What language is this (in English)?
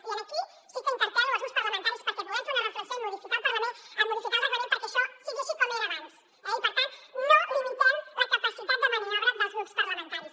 Catalan